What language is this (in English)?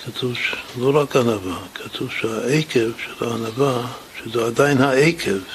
Hebrew